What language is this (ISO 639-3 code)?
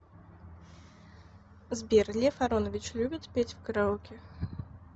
rus